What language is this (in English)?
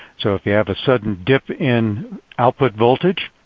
English